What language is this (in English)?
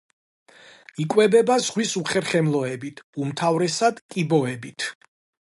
Georgian